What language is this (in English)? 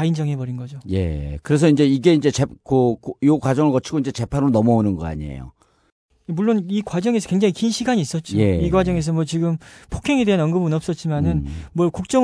Korean